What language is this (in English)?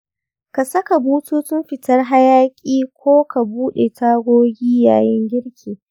Hausa